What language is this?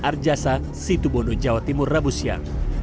Indonesian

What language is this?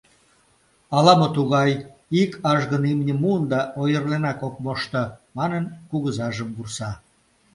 Mari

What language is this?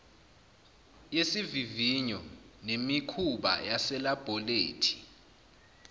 Zulu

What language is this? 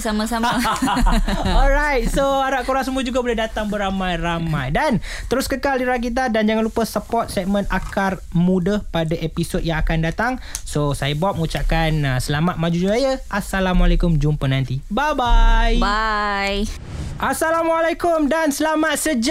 Malay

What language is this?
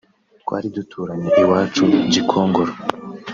Kinyarwanda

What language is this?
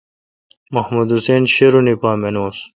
Kalkoti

